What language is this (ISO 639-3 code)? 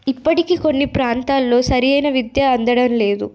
tel